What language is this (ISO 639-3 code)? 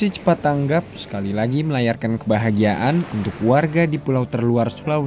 ind